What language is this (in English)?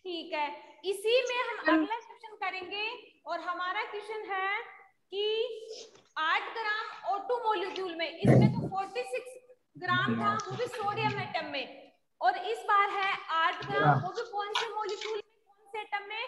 Hindi